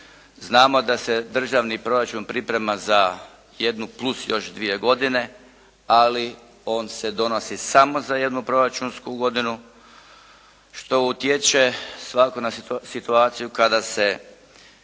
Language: Croatian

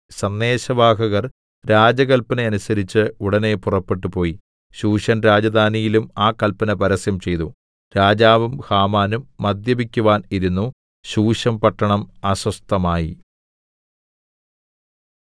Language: Malayalam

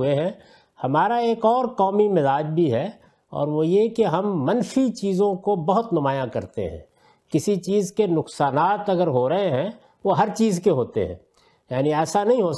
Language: Urdu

